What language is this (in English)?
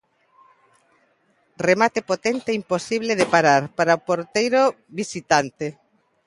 Galician